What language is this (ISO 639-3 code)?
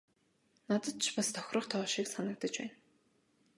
mon